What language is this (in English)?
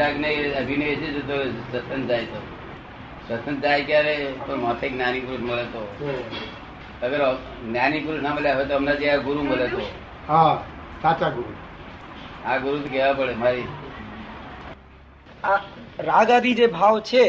Gujarati